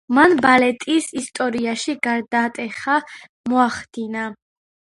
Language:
Georgian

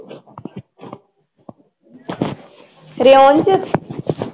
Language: Punjabi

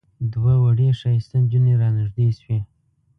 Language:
Pashto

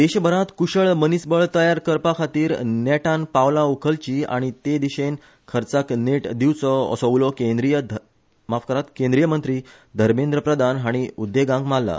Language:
Konkani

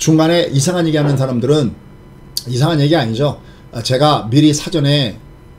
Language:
Korean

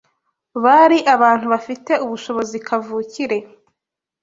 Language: Kinyarwanda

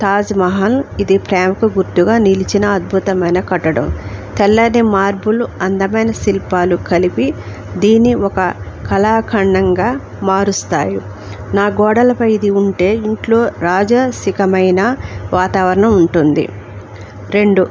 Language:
Telugu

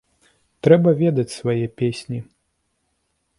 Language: Belarusian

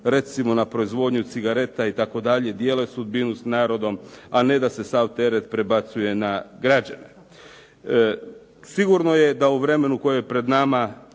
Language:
Croatian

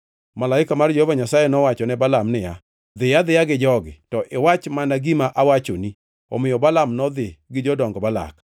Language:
Luo (Kenya and Tanzania)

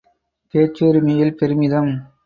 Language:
Tamil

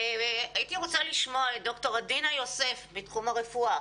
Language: Hebrew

